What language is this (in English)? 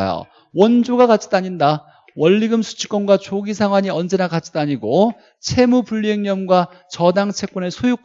Korean